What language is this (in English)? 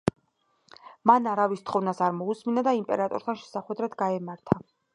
Georgian